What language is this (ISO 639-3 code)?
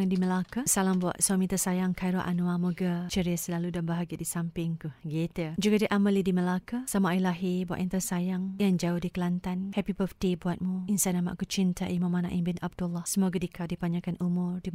msa